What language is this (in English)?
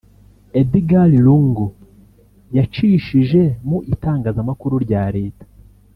Kinyarwanda